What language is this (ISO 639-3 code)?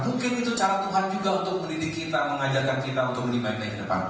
ind